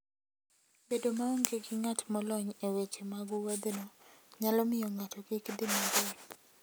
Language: Luo (Kenya and Tanzania)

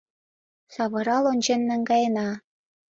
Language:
Mari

